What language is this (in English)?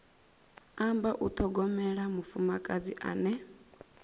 Venda